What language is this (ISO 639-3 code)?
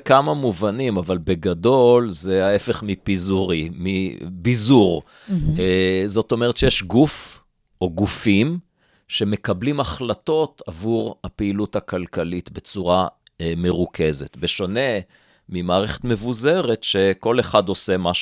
heb